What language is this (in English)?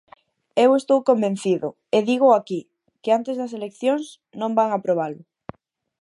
Galician